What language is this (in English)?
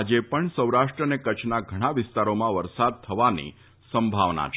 Gujarati